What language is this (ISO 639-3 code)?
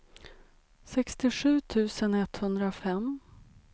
swe